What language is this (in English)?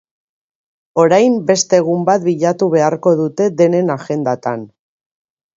Basque